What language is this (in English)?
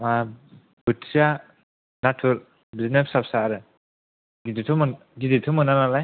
Bodo